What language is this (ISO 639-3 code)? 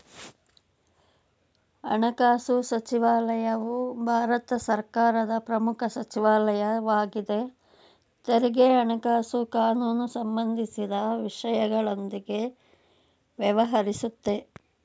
kan